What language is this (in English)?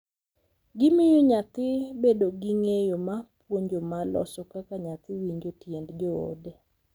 Luo (Kenya and Tanzania)